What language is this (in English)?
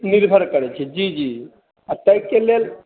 Maithili